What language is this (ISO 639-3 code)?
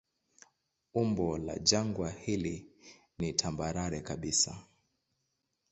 swa